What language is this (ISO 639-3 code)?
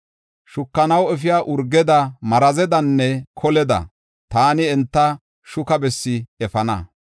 gof